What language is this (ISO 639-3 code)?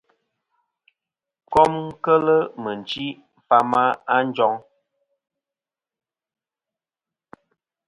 bkm